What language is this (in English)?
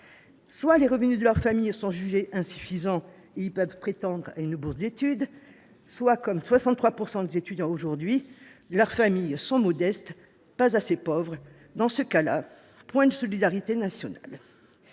French